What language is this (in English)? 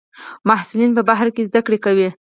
Pashto